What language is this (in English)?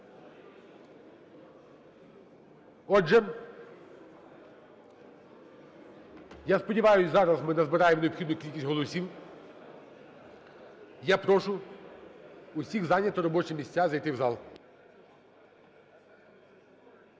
Ukrainian